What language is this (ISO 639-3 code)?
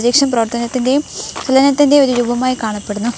mal